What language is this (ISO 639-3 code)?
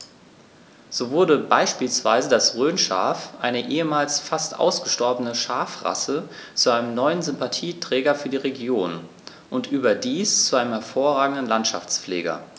deu